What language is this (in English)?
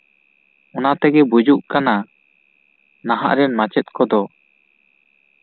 Santali